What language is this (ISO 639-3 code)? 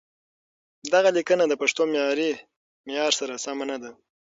pus